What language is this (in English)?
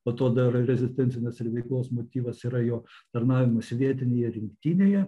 Lithuanian